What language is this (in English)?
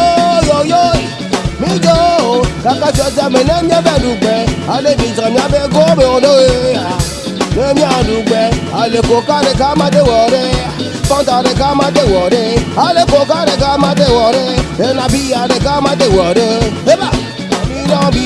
Ewe